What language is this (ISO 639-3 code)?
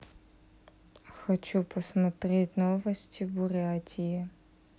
rus